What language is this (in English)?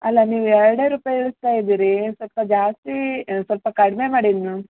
Kannada